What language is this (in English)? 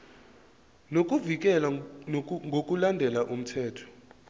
Zulu